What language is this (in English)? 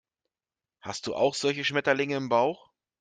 German